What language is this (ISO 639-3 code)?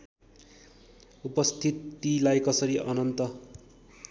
nep